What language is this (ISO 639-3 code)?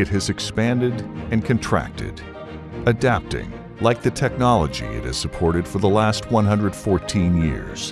eng